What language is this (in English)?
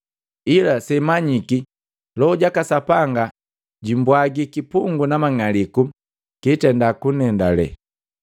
Matengo